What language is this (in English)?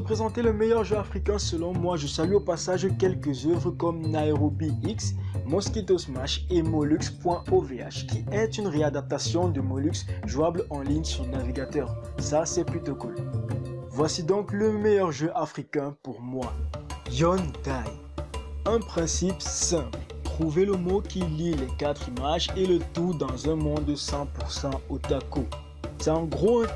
French